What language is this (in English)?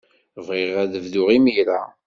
Kabyle